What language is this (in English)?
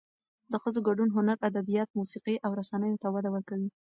Pashto